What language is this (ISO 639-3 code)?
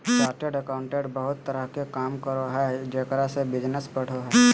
mag